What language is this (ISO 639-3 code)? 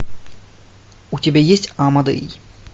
rus